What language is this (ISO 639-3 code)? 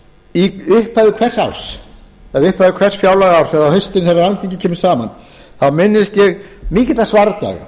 isl